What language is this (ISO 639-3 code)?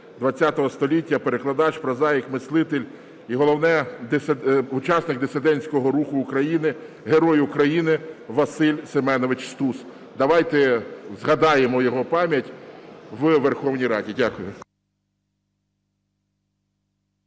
ukr